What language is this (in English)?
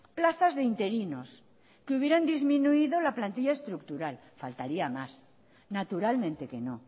Spanish